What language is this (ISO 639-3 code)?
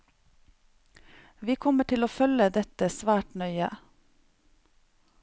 nor